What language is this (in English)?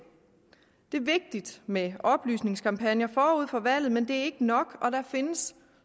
Danish